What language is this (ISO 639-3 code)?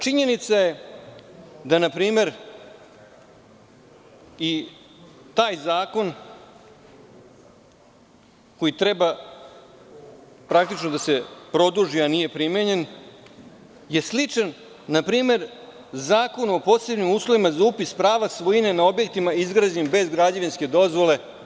srp